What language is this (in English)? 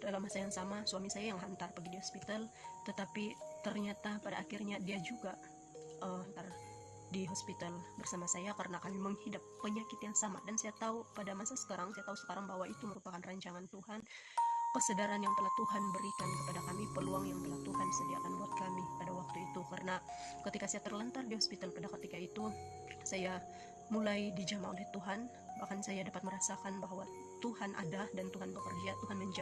Indonesian